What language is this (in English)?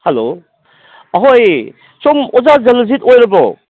Manipuri